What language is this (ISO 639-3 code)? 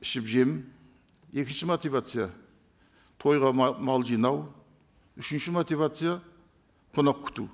kaz